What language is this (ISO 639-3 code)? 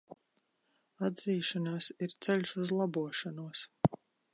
lav